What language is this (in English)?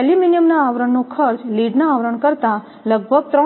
Gujarati